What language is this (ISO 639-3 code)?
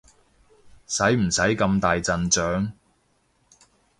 yue